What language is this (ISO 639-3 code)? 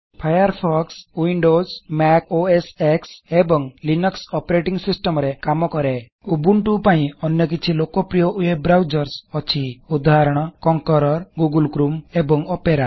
ori